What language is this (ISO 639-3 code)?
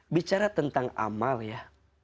ind